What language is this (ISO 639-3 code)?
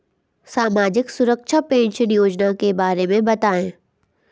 hin